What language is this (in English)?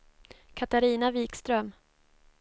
Swedish